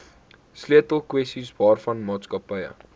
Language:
Afrikaans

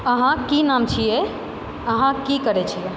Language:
Maithili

